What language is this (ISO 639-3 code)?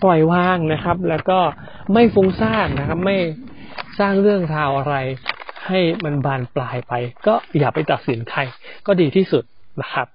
tha